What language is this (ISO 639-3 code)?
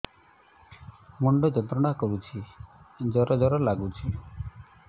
ori